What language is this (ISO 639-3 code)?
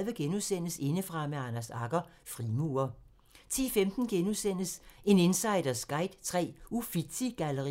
dan